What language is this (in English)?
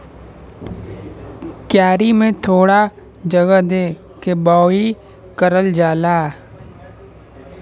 Bhojpuri